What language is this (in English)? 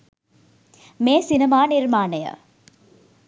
Sinhala